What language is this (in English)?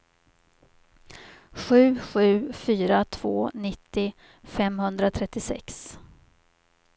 Swedish